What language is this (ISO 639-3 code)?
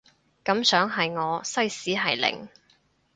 yue